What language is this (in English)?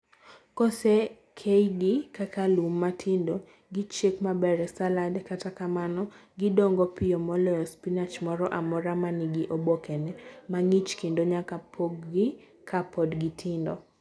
Luo (Kenya and Tanzania)